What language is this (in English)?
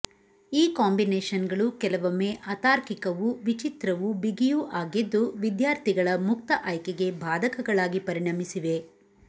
Kannada